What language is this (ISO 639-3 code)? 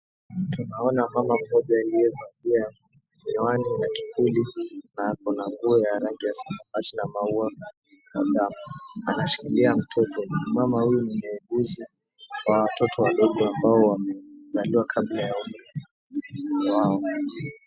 swa